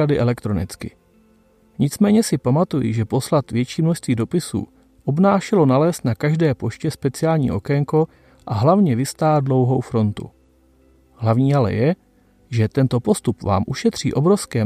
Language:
Czech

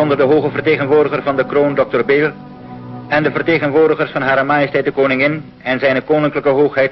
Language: Dutch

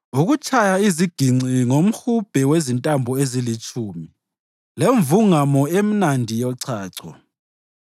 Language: North Ndebele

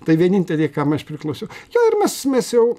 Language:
Lithuanian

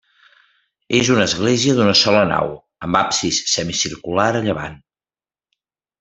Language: Catalan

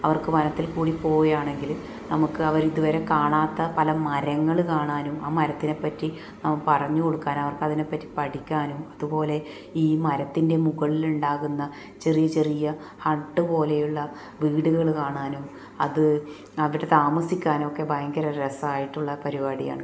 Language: Malayalam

